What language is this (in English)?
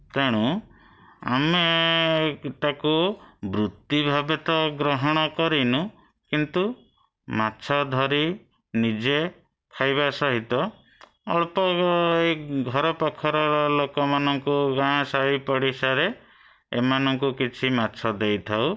Odia